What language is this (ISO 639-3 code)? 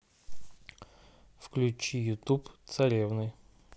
rus